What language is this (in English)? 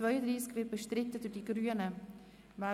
Swiss German